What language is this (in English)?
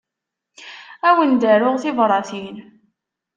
Kabyle